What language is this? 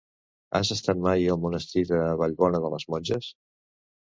Catalan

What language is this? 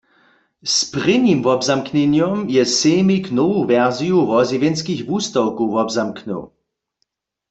Upper Sorbian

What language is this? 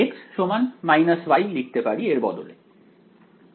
Bangla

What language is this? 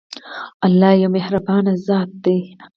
Pashto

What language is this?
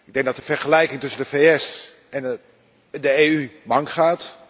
Dutch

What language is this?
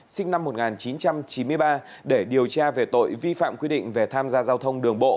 Vietnamese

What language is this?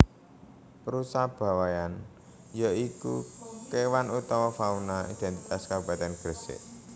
Javanese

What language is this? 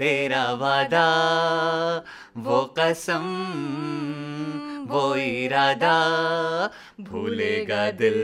Hindi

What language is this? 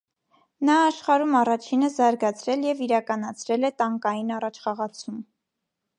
Armenian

